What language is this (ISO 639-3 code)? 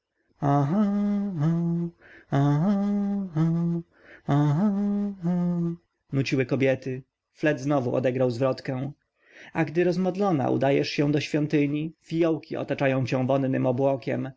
pol